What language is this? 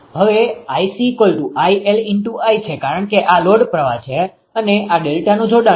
Gujarati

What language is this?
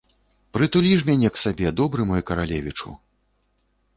Belarusian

